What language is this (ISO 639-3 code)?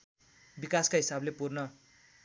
nep